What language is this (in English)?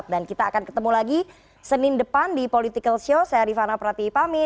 Indonesian